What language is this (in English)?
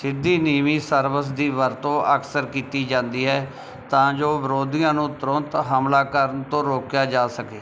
Punjabi